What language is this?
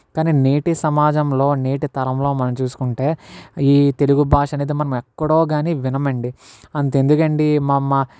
Telugu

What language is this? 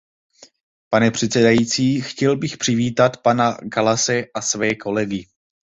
Czech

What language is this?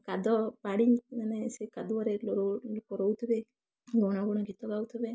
Odia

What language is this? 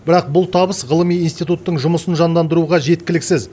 Kazakh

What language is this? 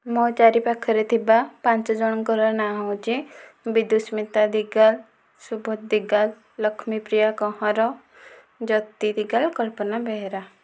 Odia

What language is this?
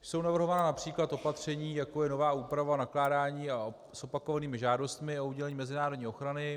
Czech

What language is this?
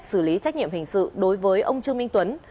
Vietnamese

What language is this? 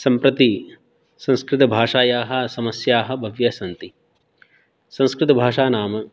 Sanskrit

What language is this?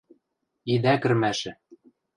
Western Mari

